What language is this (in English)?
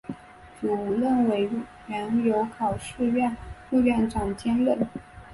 Chinese